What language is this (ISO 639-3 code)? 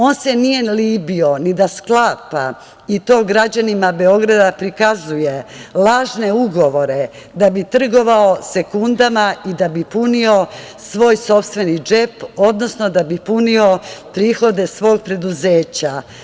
srp